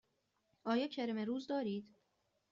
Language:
Persian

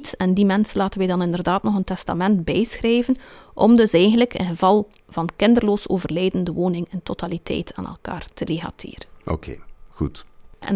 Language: Dutch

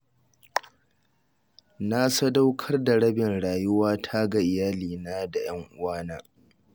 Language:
Hausa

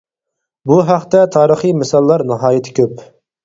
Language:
Uyghur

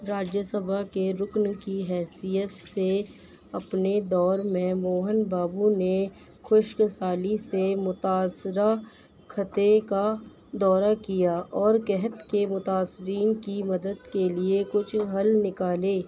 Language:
Urdu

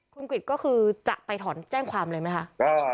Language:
Thai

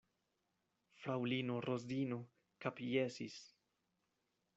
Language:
Esperanto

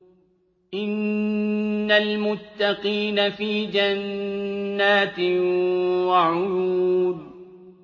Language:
Arabic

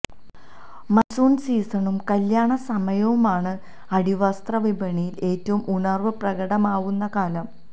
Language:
Malayalam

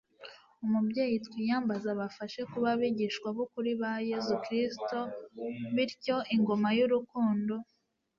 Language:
Kinyarwanda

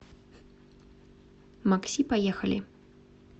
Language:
Russian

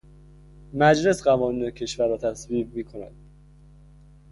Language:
Persian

